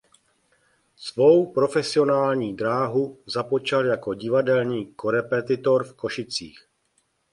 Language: Czech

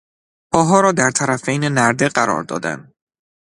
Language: Persian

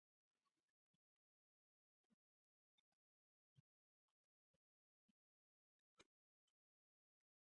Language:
Polish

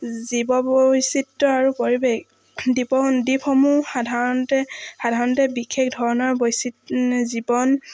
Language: Assamese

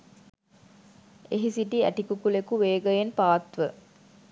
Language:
Sinhala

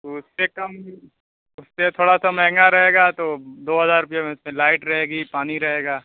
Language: Urdu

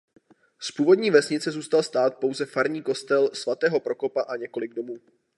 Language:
Czech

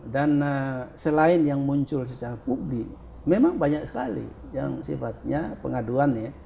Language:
Indonesian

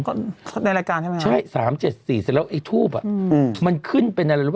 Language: Thai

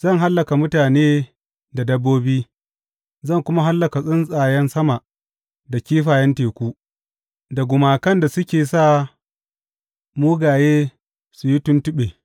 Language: Hausa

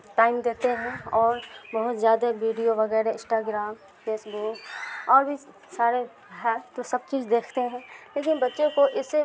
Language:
Urdu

